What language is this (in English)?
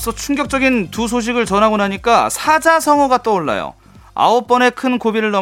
Korean